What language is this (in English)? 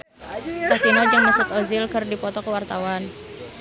Sundanese